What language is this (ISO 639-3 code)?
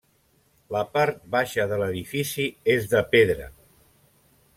cat